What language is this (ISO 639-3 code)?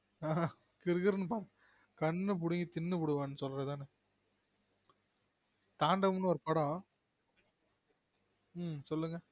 tam